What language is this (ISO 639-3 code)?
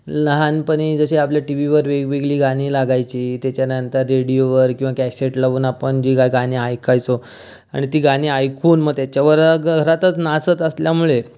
mar